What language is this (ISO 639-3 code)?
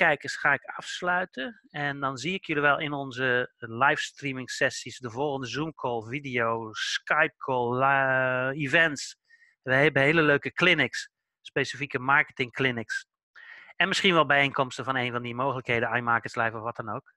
nld